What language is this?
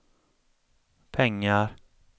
Swedish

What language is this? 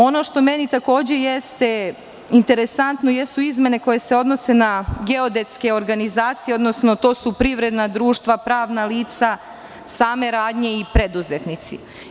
Serbian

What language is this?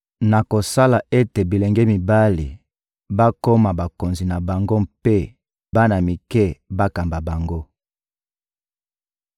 Lingala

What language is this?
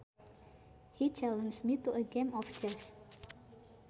Sundanese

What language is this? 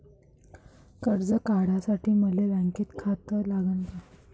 Marathi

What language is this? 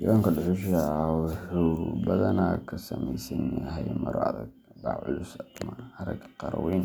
Somali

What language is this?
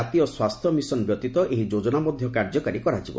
Odia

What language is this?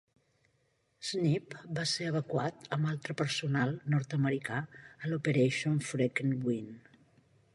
Catalan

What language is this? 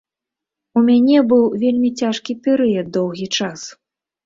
Belarusian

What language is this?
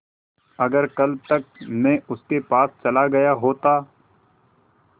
Hindi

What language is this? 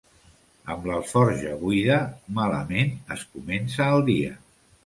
Catalan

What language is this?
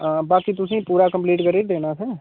Dogri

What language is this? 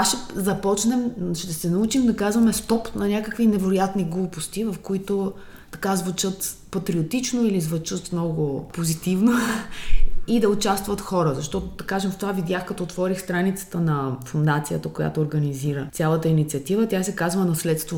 Bulgarian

